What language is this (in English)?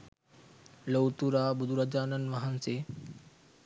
Sinhala